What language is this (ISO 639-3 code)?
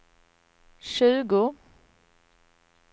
swe